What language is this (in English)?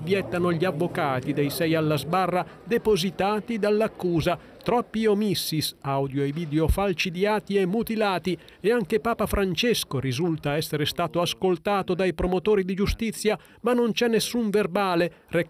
Italian